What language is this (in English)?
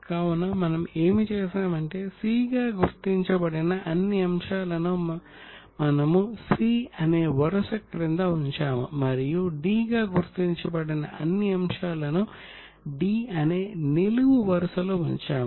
Telugu